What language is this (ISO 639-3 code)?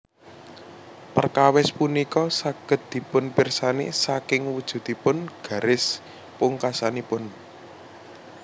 jav